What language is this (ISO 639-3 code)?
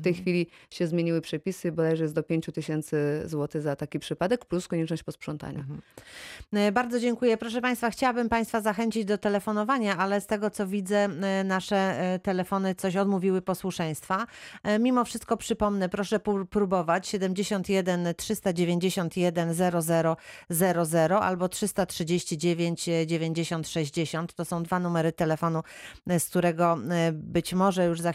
pol